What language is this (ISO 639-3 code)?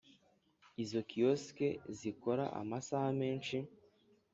kin